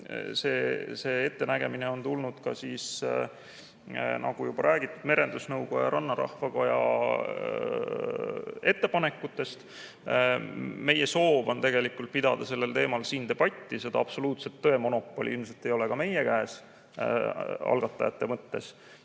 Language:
Estonian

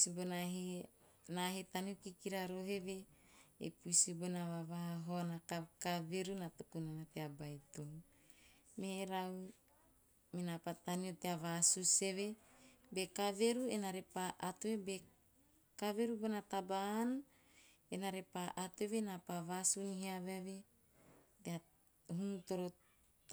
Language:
Teop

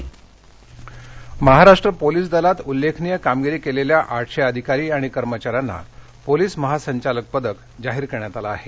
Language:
Marathi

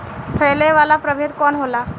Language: Bhojpuri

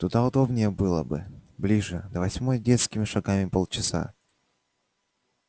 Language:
Russian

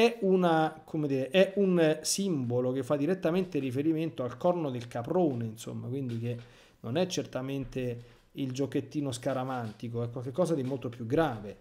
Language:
Italian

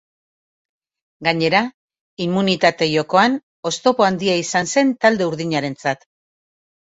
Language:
Basque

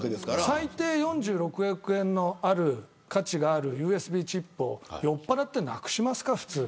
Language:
Japanese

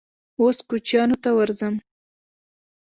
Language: Pashto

